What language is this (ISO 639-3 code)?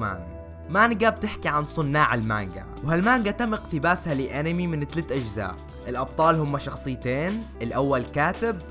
ara